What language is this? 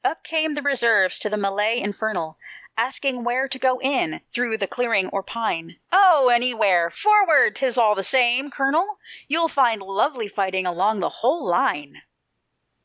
English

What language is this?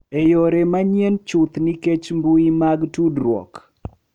Luo (Kenya and Tanzania)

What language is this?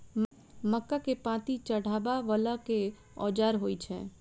Maithili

